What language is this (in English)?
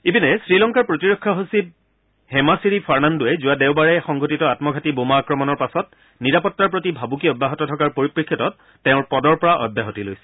Assamese